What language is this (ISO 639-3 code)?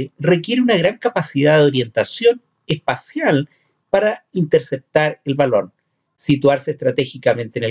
spa